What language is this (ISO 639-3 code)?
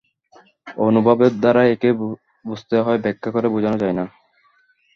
ben